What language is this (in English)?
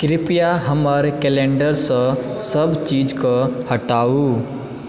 Maithili